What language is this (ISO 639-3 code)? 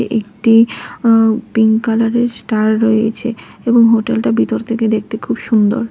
ben